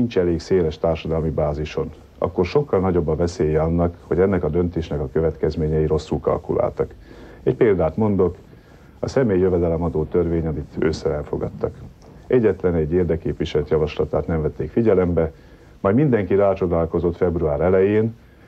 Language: Hungarian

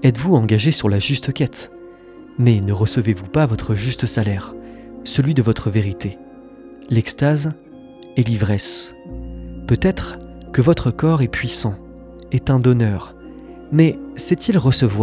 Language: French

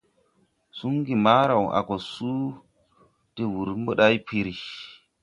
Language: Tupuri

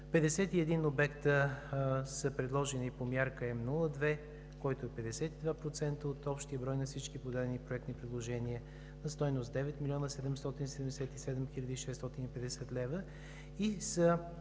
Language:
Bulgarian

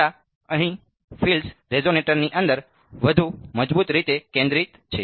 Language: Gujarati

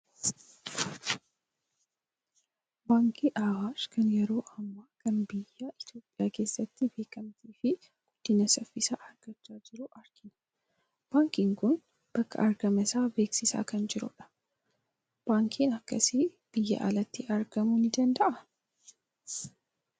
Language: Oromo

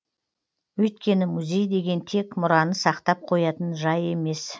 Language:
Kazakh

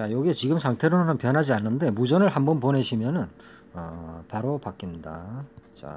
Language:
Korean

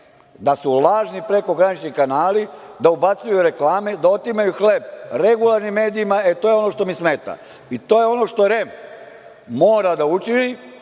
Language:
Serbian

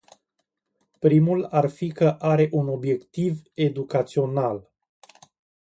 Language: Romanian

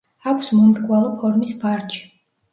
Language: Georgian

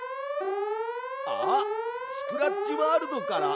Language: Japanese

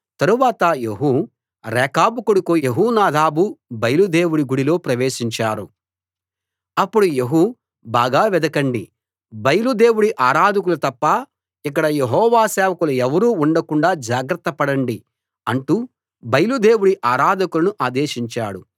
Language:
Telugu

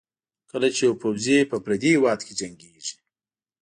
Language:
Pashto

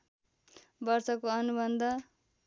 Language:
Nepali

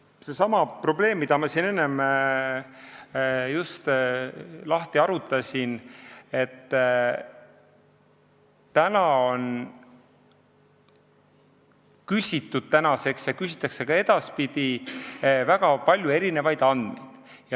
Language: Estonian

